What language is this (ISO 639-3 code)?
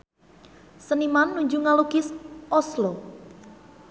sun